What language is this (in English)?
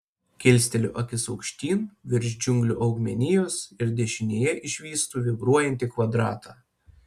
Lithuanian